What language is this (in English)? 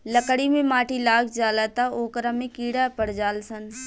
Bhojpuri